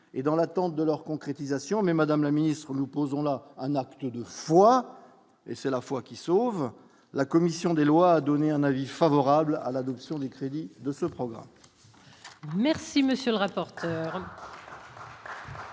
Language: French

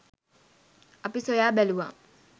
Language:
Sinhala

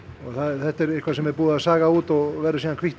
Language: Icelandic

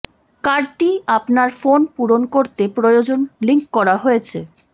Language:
Bangla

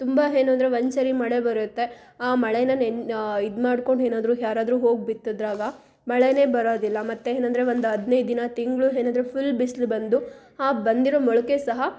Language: Kannada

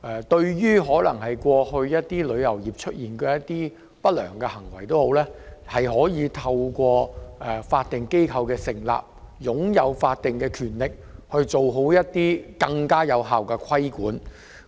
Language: Cantonese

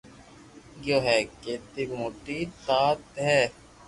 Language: Loarki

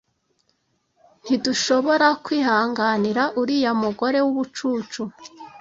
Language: Kinyarwanda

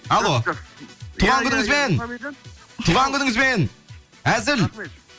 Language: Kazakh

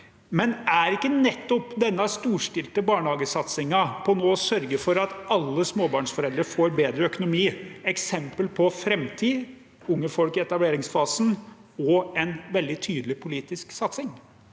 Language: Norwegian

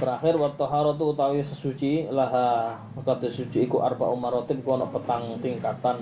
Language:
Malay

